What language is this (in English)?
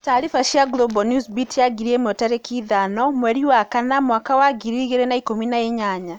Kikuyu